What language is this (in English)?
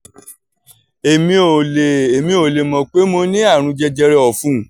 Yoruba